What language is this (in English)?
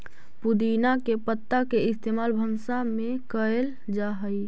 Magahi